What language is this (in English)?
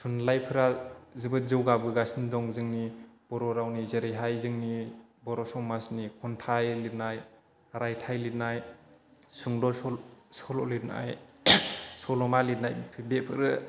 Bodo